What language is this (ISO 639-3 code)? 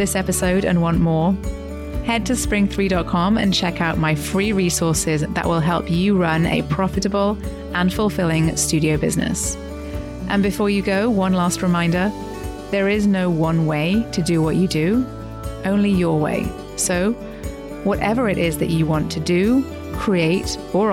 eng